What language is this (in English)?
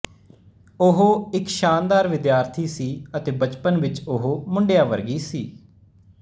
Punjabi